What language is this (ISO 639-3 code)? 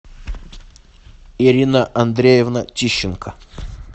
rus